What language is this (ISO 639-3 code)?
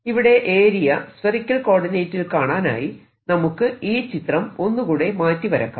mal